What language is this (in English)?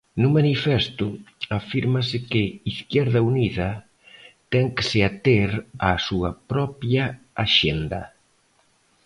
Galician